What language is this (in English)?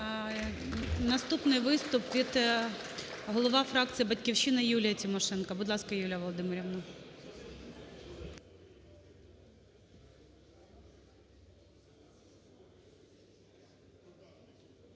Ukrainian